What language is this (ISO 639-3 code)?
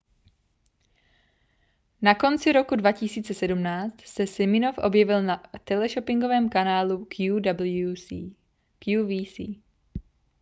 ces